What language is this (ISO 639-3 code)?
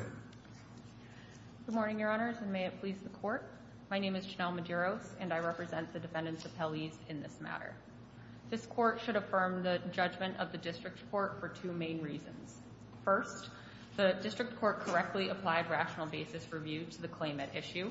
eng